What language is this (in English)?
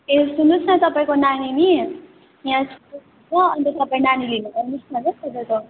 Nepali